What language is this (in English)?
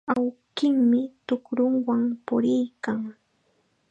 Chiquián Ancash Quechua